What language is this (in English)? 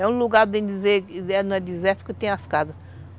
Portuguese